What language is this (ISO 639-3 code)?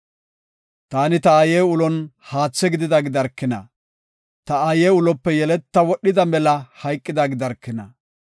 gof